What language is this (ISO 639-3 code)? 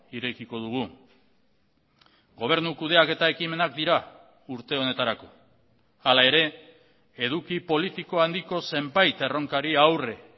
eus